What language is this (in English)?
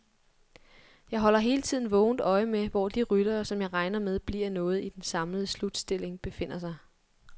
Danish